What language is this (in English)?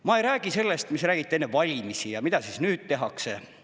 Estonian